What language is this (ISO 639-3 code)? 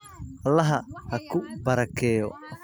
som